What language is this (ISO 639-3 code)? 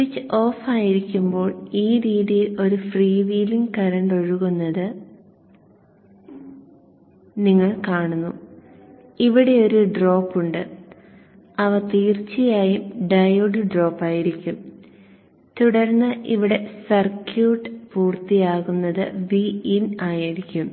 mal